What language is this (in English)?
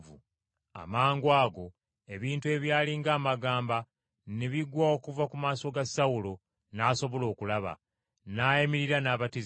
Ganda